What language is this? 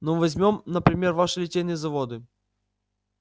Russian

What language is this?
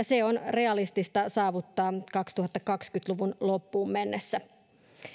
Finnish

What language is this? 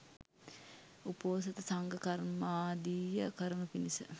Sinhala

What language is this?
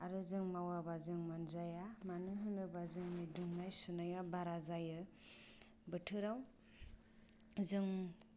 Bodo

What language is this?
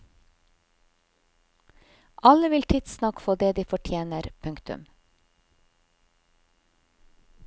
Norwegian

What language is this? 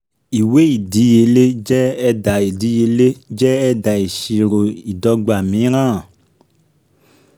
Yoruba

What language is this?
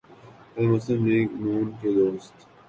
Urdu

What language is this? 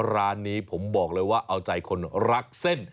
Thai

